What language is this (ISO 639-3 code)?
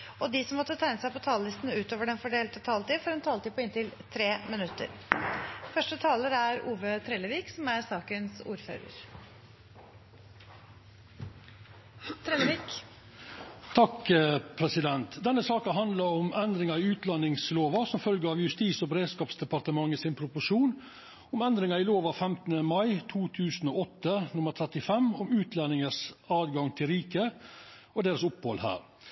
nor